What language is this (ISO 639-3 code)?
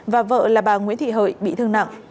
vie